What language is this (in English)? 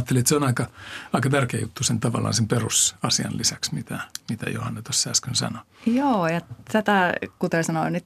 Finnish